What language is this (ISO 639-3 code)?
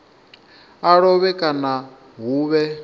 ven